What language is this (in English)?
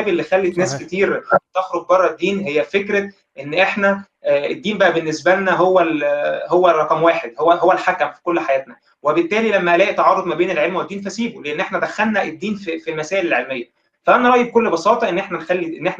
Arabic